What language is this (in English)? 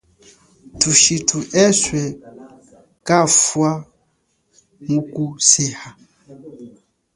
Chokwe